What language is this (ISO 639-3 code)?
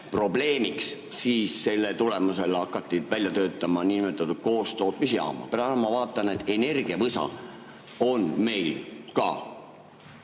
est